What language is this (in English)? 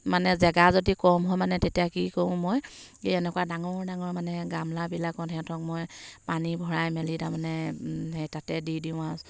Assamese